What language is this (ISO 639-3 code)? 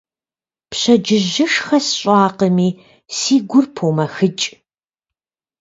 kbd